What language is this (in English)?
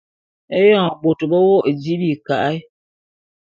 Bulu